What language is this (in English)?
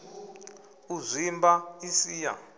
Venda